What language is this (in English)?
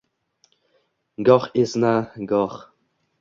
Uzbek